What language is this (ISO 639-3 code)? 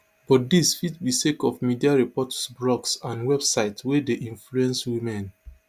pcm